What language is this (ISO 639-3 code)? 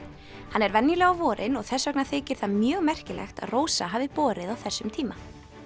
isl